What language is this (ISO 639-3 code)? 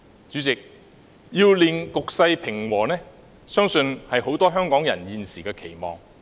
yue